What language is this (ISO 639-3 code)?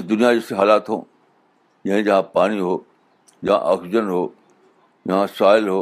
urd